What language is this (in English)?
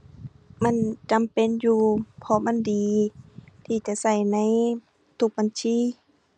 Thai